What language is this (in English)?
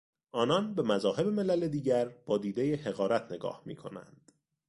Persian